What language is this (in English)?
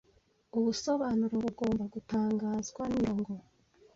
Kinyarwanda